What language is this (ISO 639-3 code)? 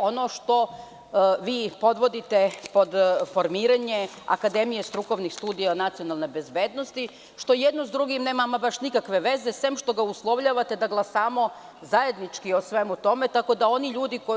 srp